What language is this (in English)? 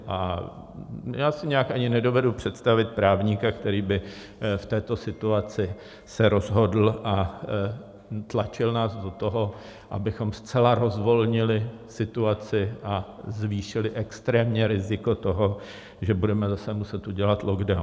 Czech